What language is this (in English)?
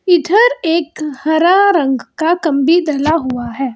Hindi